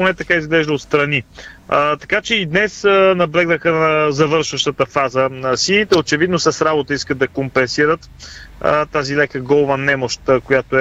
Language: Bulgarian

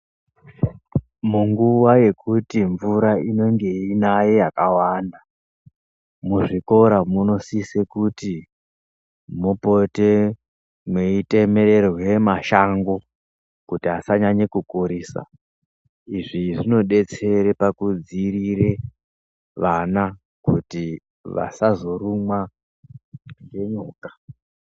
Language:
Ndau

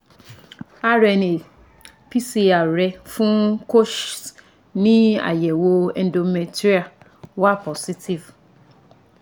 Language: Yoruba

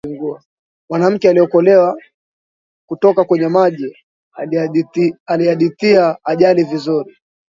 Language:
Swahili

